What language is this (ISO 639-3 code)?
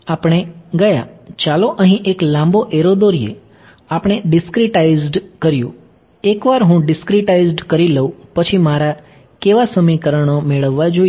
guj